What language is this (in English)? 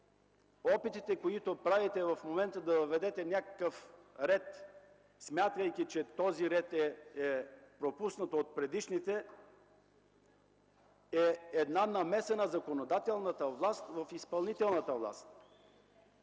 Bulgarian